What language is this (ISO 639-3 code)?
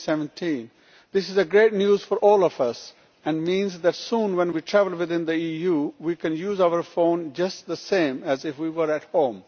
eng